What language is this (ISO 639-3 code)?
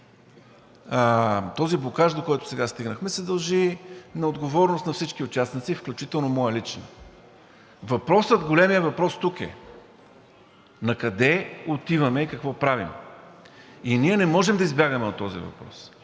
bul